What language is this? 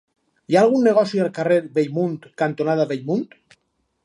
Catalan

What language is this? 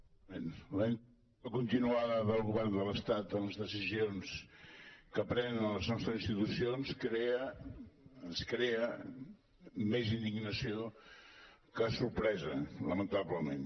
Catalan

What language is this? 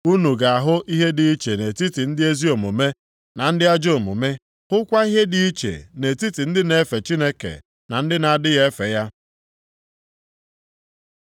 Igbo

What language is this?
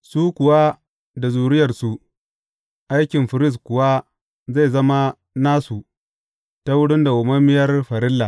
Hausa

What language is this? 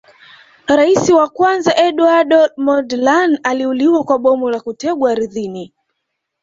Swahili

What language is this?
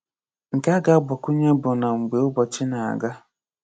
Igbo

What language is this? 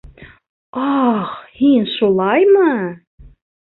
Bashkir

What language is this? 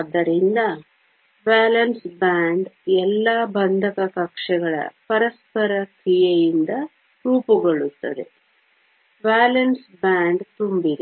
Kannada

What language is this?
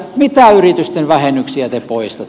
Finnish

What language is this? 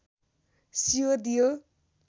Nepali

